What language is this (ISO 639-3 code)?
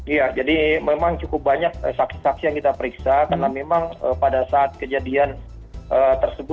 ind